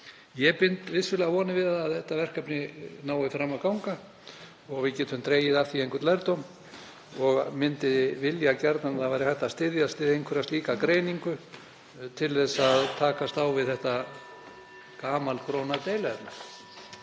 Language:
Icelandic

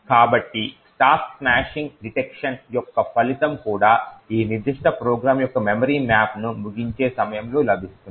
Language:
Telugu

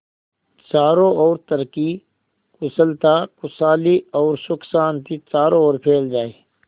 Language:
Hindi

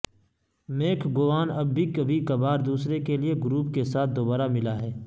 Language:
Urdu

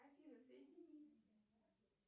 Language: Russian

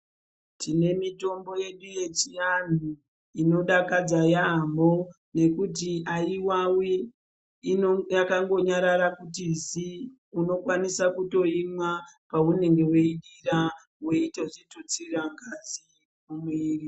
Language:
Ndau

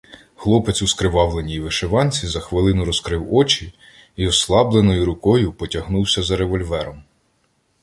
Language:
Ukrainian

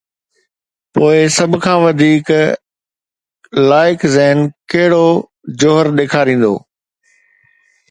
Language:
Sindhi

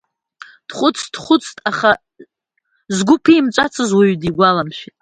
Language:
Abkhazian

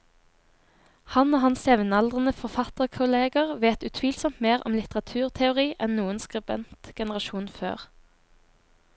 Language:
Norwegian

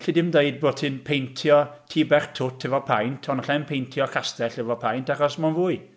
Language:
Welsh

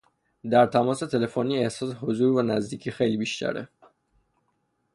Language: Persian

